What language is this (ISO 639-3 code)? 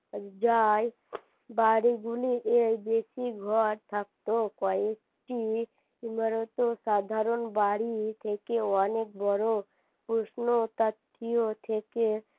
ben